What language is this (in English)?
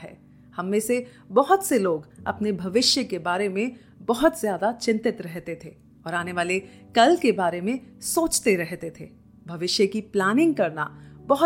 Hindi